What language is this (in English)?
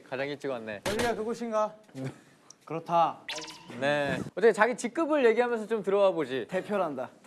Korean